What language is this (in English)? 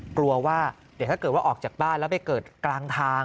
Thai